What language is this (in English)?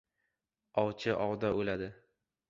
Uzbek